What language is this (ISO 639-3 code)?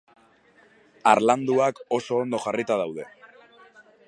eus